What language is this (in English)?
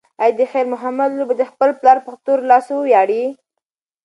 Pashto